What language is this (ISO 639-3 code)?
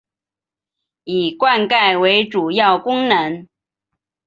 zho